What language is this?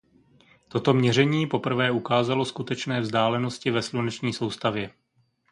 Czech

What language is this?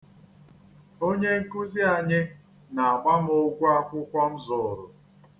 Igbo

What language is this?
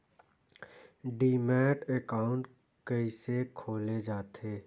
Chhattisgarhi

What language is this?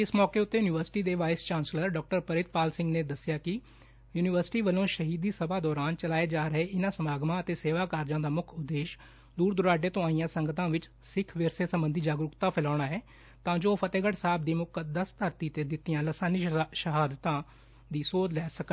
Punjabi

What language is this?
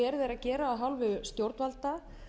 Icelandic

